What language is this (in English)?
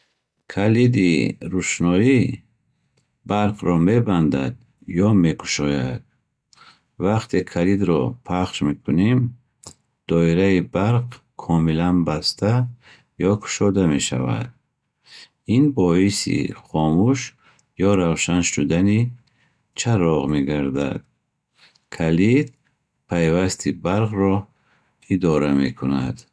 Bukharic